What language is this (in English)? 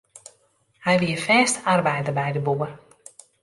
Western Frisian